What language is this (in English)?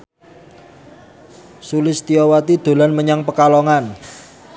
Javanese